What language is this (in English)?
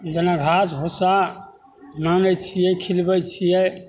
Maithili